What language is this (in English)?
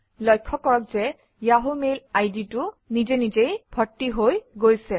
Assamese